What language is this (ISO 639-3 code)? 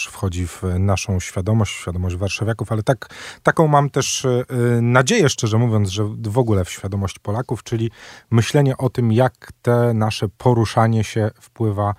pol